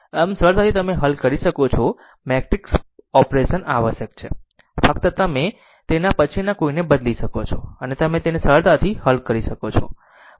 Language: Gujarati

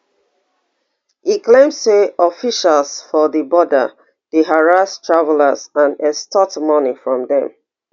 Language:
Nigerian Pidgin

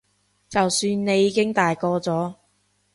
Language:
Cantonese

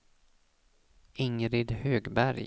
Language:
Swedish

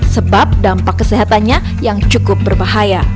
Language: Indonesian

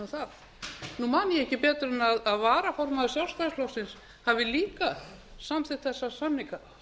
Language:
Icelandic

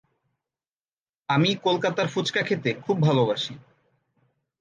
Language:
Bangla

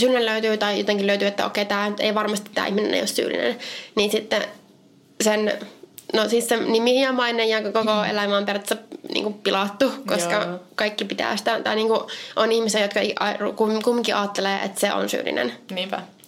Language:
Finnish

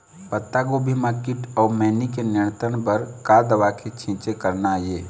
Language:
Chhattisgarhi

